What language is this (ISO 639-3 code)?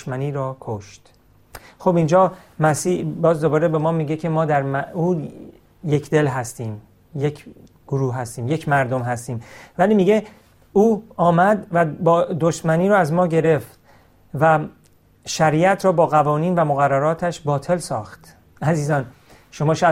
fas